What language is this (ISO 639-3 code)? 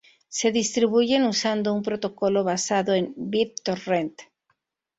spa